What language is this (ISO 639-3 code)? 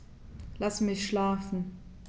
deu